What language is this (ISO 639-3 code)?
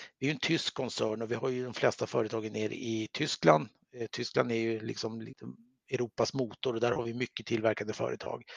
swe